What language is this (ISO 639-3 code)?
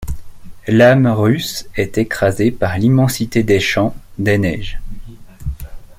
fra